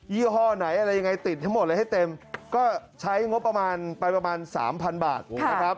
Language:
Thai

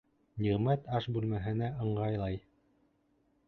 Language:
Bashkir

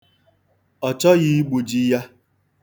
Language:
Igbo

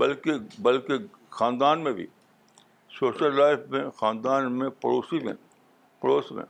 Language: Urdu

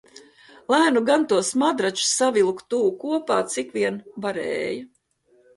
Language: Latvian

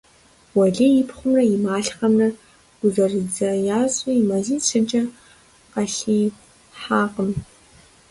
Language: Kabardian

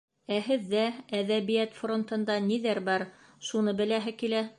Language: Bashkir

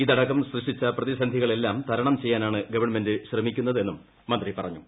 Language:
Malayalam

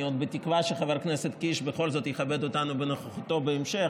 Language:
Hebrew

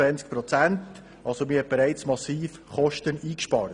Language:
Swiss German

